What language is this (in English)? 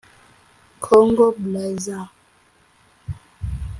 Kinyarwanda